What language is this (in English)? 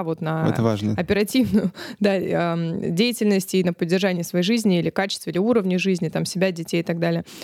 Russian